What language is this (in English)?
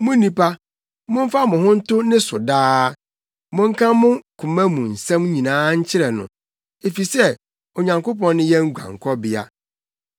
Akan